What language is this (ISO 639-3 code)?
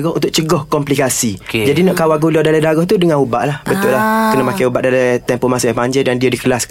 msa